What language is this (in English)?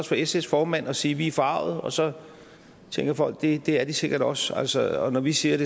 Danish